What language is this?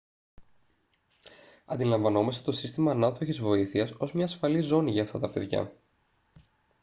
Greek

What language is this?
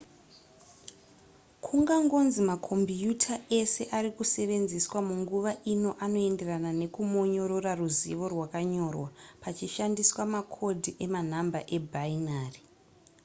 Shona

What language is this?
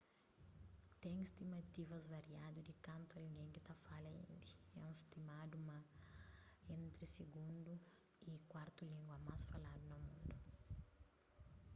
Kabuverdianu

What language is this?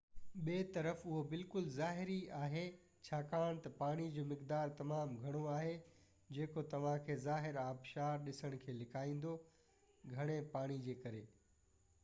Sindhi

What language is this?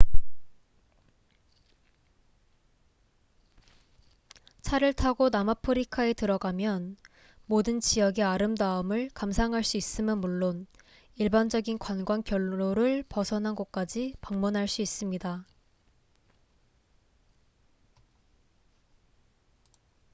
Korean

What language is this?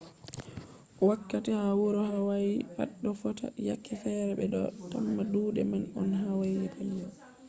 Fula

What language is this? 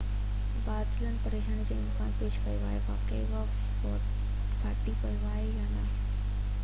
Sindhi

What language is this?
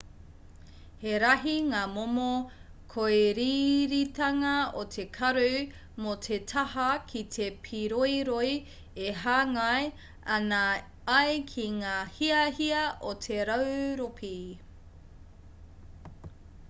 Māori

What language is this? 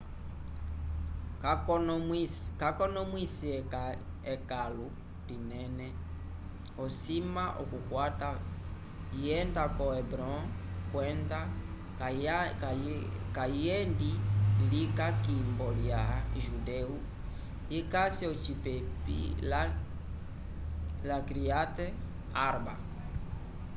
Umbundu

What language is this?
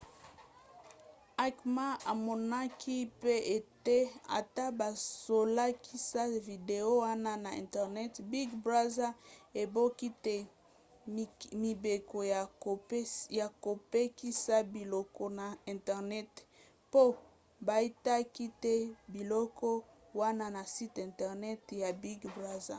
Lingala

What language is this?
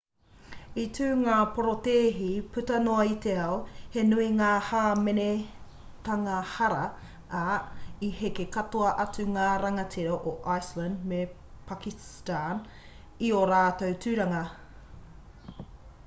Māori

